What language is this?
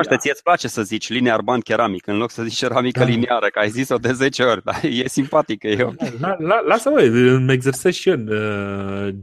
Romanian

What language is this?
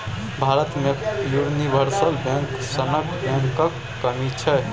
Maithili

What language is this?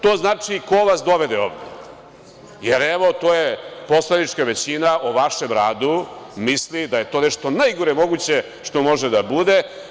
Serbian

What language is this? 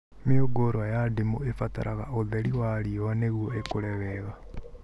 Kikuyu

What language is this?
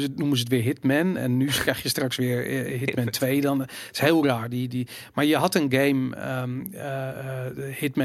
Dutch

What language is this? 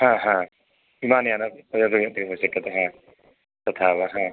Sanskrit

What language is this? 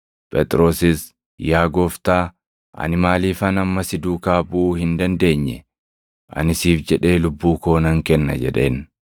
Oromo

